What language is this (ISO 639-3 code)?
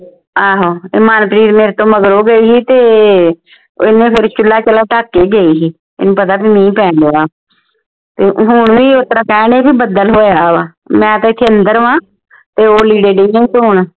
pan